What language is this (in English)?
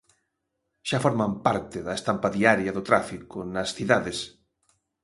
Galician